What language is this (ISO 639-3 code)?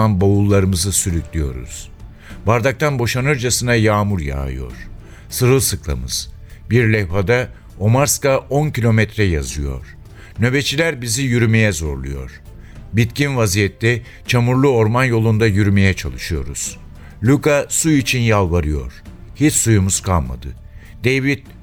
tur